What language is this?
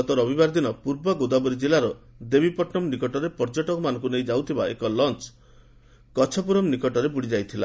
Odia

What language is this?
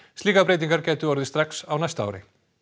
Icelandic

